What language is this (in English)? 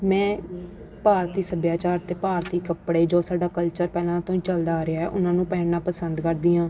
Punjabi